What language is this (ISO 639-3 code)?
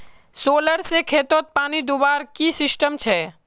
mag